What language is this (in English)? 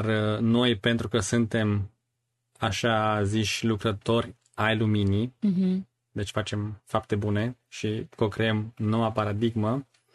Romanian